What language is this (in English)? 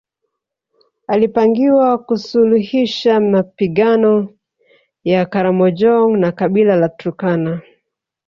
Swahili